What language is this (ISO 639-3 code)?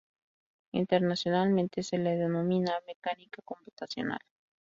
spa